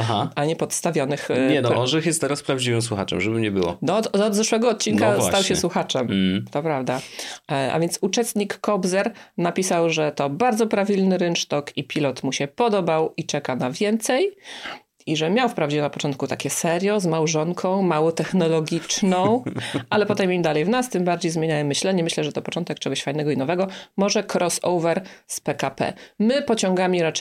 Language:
Polish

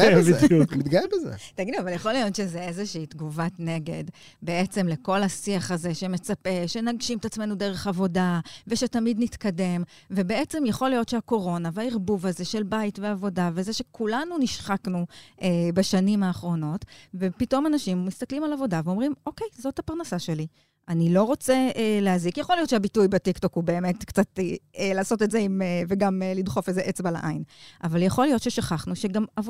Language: Hebrew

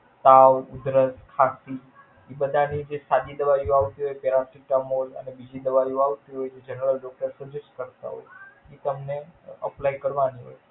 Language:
Gujarati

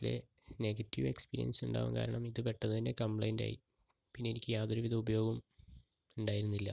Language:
Malayalam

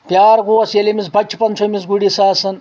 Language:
Kashmiri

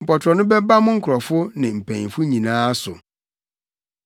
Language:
Akan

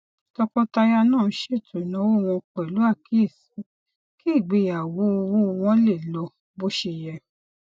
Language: Yoruba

